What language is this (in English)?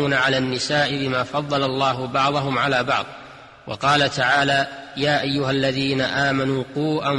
Arabic